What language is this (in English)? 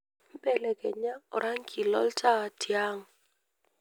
Masai